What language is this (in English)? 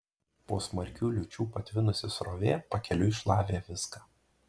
Lithuanian